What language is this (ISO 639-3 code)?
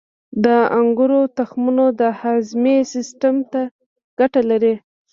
pus